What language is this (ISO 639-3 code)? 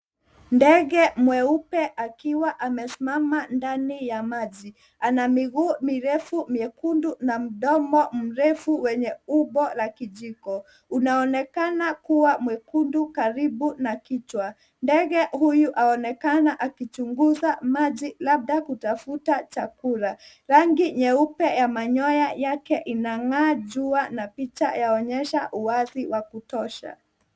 swa